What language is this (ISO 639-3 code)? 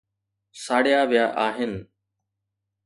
snd